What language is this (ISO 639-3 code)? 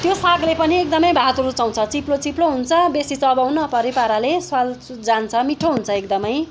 nep